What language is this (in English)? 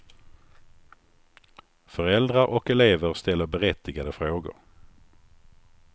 Swedish